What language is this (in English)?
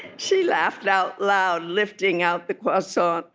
English